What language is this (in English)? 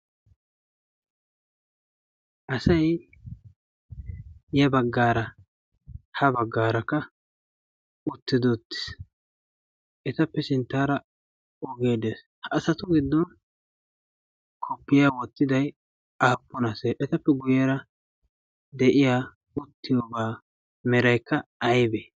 Wolaytta